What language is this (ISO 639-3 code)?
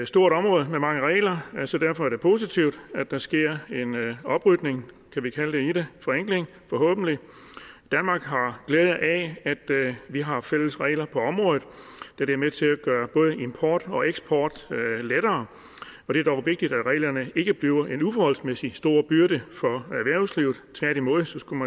dan